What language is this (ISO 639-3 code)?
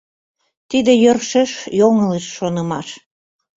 chm